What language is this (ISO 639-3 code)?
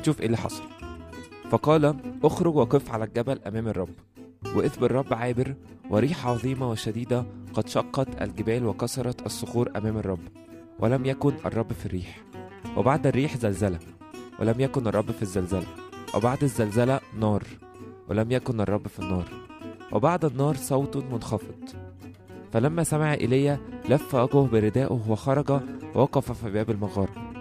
ara